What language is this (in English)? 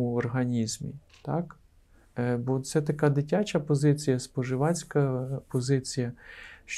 Ukrainian